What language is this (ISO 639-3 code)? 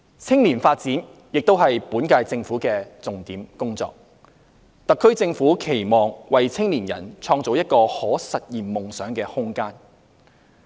yue